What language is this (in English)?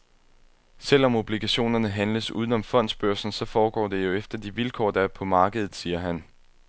Danish